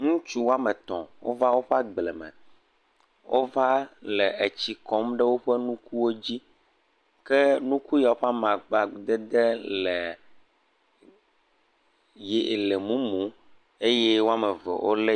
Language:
Ewe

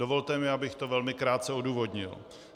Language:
Czech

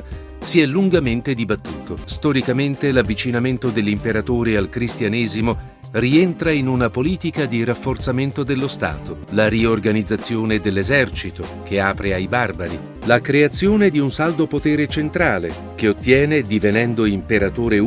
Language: Italian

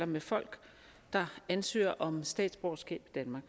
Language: Danish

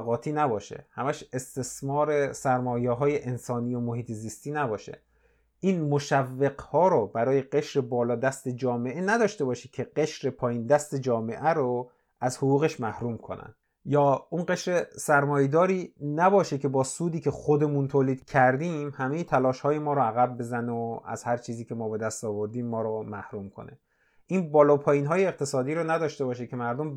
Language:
Persian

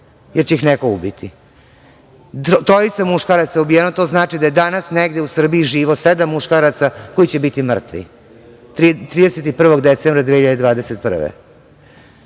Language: Serbian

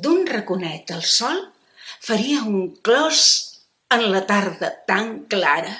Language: Catalan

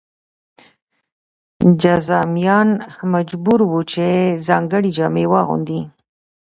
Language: Pashto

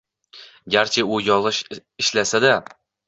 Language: Uzbek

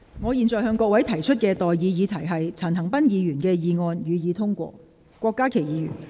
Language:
Cantonese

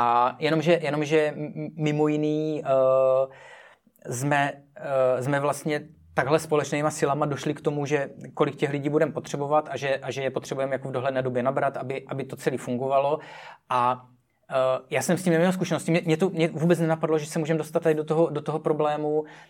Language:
Czech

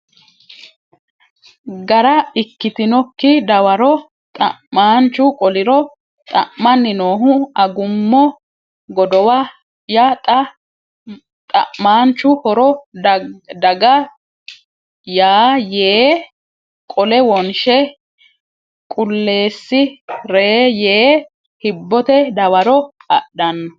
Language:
Sidamo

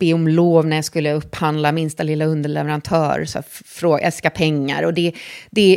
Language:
Swedish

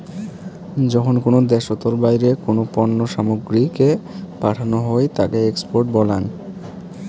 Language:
Bangla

